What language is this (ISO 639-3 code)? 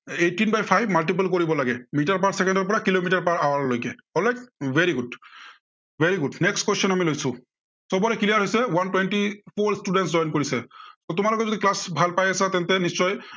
asm